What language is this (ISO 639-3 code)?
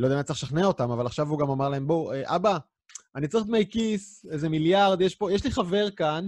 heb